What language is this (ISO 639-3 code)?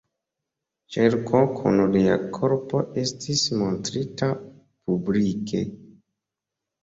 epo